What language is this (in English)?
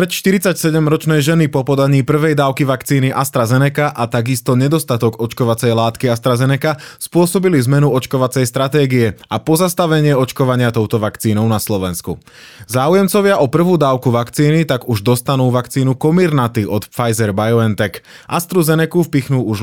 Slovak